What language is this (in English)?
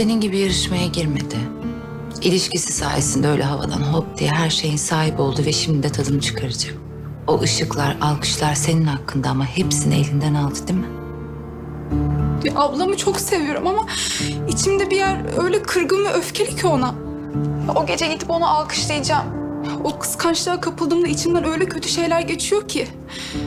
Turkish